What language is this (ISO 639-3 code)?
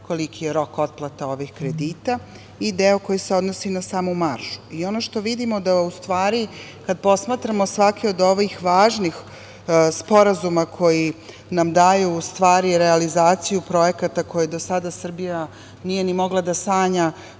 srp